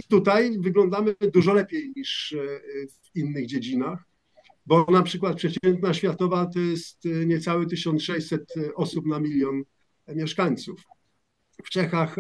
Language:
Polish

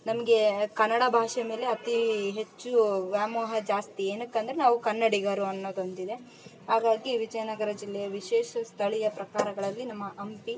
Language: Kannada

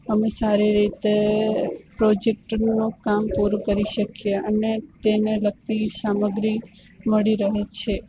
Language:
Gujarati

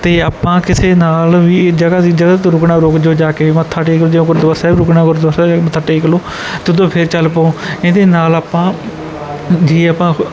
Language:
Punjabi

